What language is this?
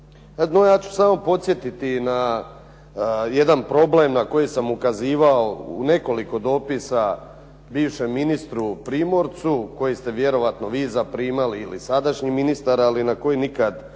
Croatian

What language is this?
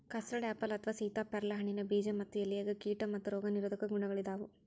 Kannada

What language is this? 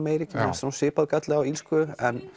Icelandic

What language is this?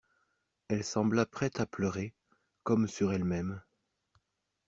French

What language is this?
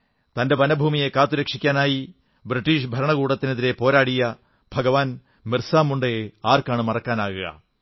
Malayalam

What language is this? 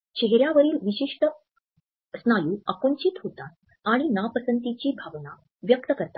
Marathi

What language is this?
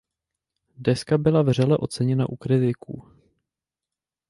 Czech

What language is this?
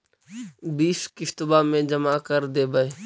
Magahi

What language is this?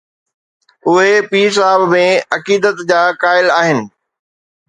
Sindhi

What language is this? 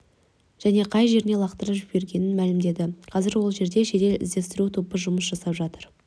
Kazakh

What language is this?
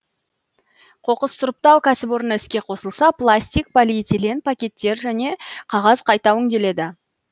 Kazakh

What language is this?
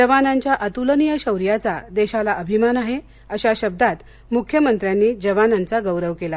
Marathi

